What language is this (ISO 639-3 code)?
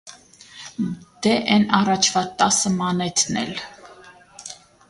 hye